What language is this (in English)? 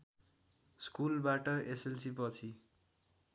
Nepali